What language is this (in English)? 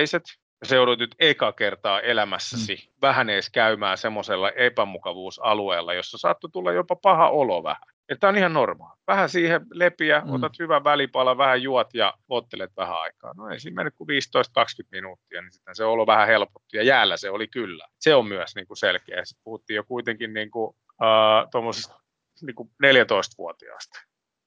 Finnish